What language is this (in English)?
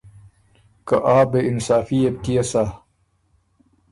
Ormuri